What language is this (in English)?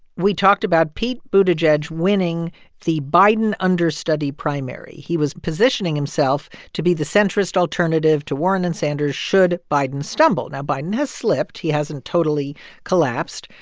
English